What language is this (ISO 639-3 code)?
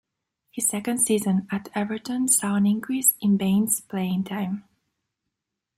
eng